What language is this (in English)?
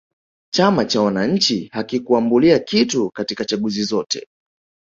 Swahili